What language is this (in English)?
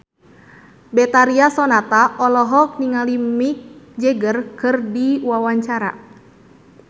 Sundanese